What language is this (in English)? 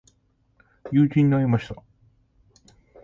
Japanese